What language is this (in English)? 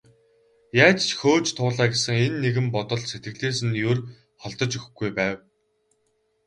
Mongolian